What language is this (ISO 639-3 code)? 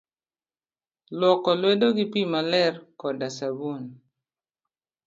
luo